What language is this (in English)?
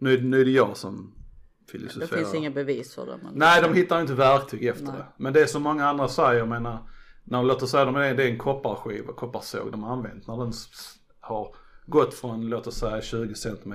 Swedish